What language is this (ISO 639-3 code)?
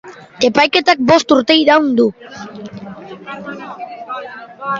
eus